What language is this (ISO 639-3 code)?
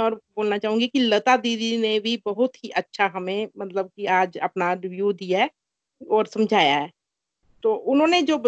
hin